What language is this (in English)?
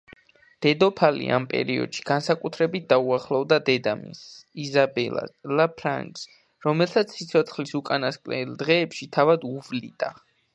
Georgian